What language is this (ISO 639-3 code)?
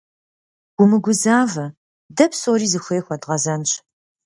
kbd